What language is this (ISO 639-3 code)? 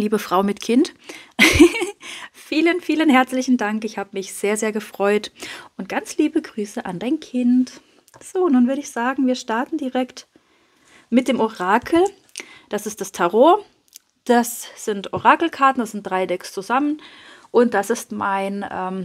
deu